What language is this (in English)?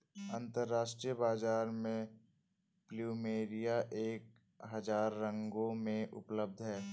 Hindi